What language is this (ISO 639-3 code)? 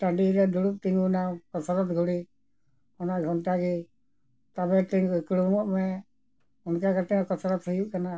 sat